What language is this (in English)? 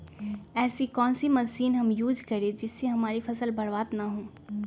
Magahi